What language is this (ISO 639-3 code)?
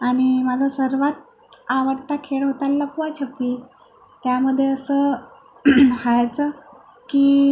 mar